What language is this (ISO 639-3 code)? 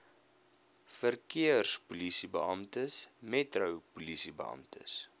afr